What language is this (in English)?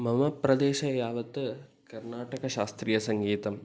Sanskrit